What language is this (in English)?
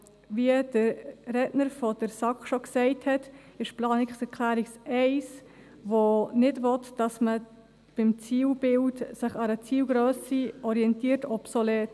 Swiss German